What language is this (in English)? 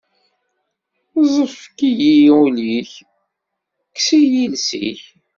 Kabyle